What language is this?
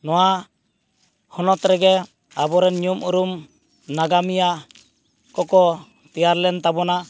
Santali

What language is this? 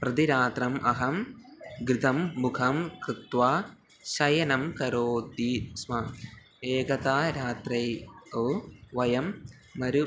Sanskrit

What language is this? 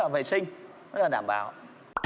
Vietnamese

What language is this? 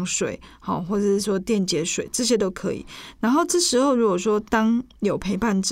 Chinese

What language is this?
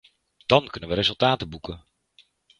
Dutch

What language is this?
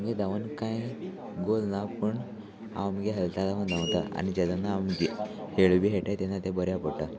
Konkani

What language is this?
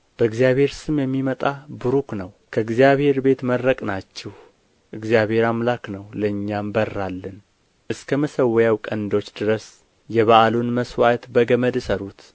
Amharic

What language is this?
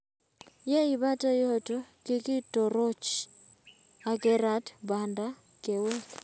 Kalenjin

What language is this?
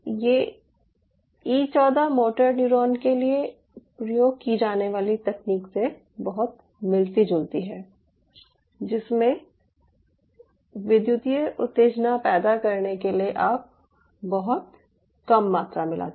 Hindi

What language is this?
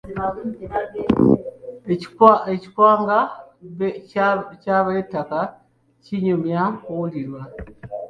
Ganda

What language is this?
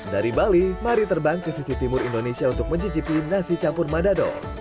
Indonesian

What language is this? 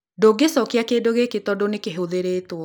Kikuyu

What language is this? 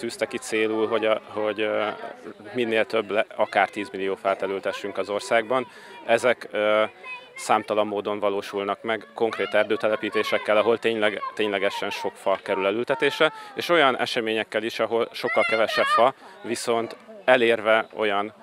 Hungarian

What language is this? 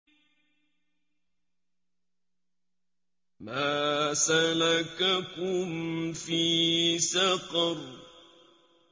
Arabic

